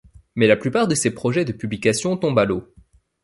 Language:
French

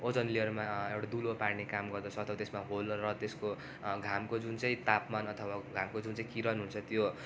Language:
Nepali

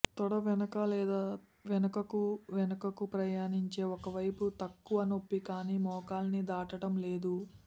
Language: Telugu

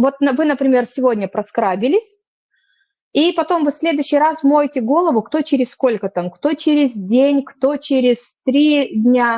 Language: Russian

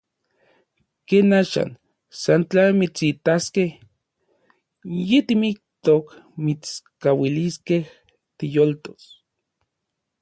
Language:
Orizaba Nahuatl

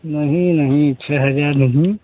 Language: Hindi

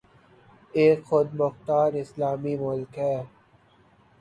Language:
Urdu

